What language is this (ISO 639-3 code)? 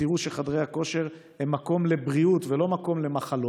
heb